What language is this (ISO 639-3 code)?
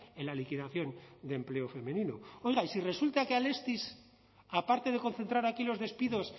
spa